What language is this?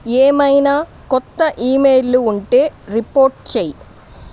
Telugu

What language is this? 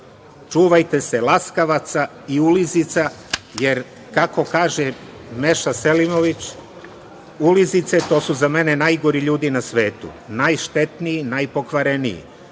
Serbian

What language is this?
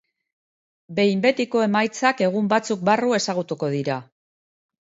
Basque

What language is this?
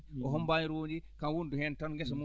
Fula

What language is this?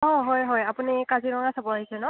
Assamese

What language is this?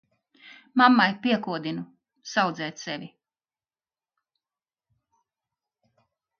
Latvian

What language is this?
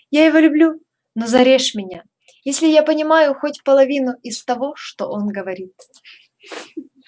Russian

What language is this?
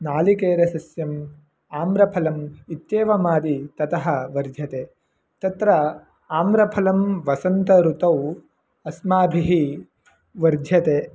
Sanskrit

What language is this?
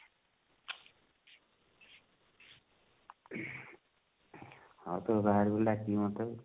Odia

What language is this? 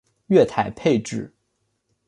Chinese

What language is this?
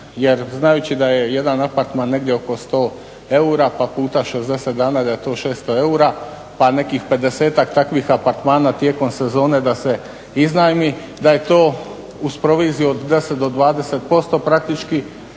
Croatian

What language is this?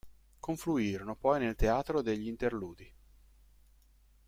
Italian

